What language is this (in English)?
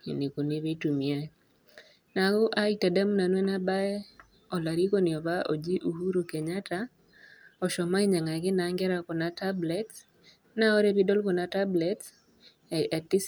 Masai